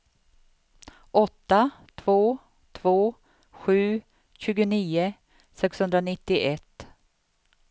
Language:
Swedish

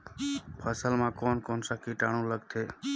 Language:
Chhattisgarhi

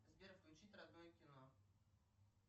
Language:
Russian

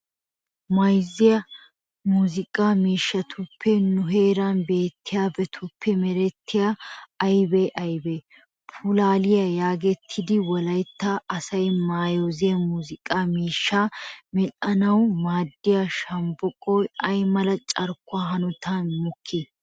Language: Wolaytta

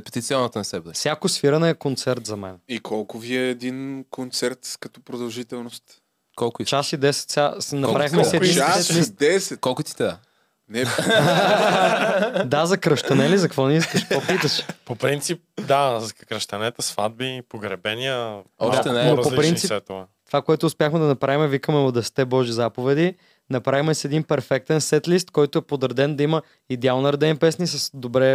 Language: Bulgarian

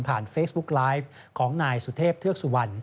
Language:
Thai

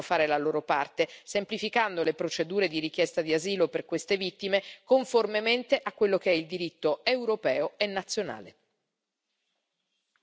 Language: Italian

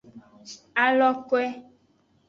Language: Aja (Benin)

